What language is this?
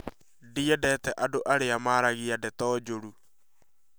Kikuyu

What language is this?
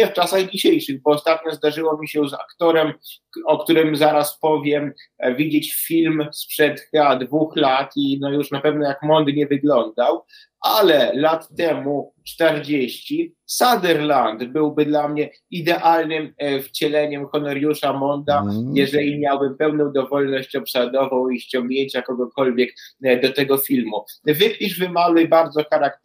Polish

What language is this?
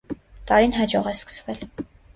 Armenian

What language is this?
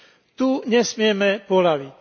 Slovak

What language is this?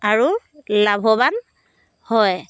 Assamese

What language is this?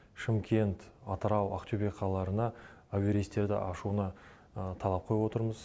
Kazakh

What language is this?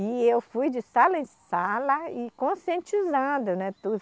Portuguese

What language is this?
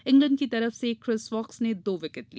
Hindi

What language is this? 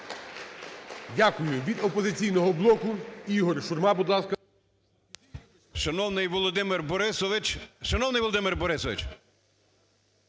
Ukrainian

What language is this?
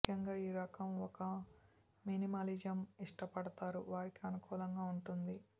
Telugu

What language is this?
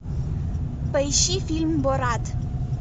Russian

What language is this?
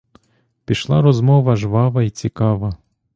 Ukrainian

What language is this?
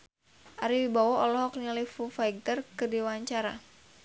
Sundanese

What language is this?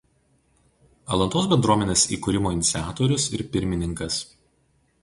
Lithuanian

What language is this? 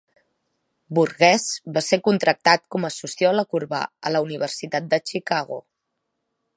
Catalan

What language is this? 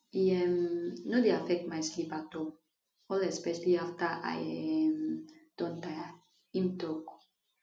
Nigerian Pidgin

